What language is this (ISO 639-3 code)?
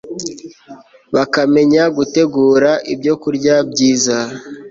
kin